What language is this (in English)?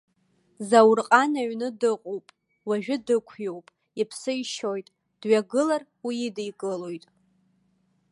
Abkhazian